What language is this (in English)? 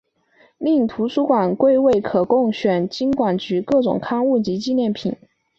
Chinese